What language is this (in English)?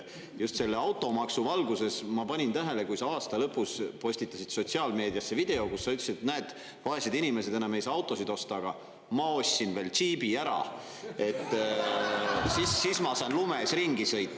Estonian